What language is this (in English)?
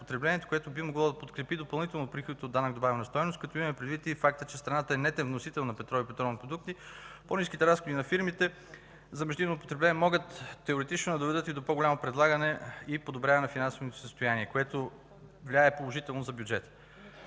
Bulgarian